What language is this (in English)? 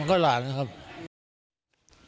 Thai